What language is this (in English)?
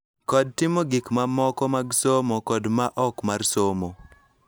Luo (Kenya and Tanzania)